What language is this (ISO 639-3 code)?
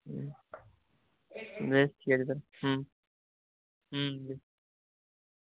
ben